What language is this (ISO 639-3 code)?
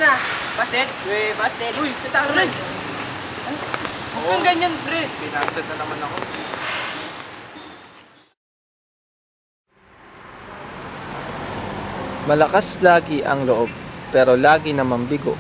fil